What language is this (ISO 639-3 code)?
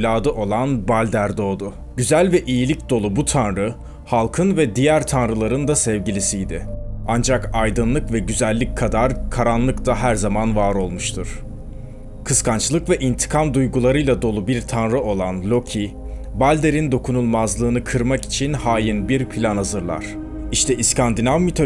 tur